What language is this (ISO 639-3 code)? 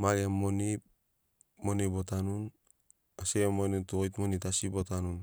snc